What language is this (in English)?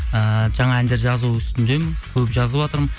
Kazakh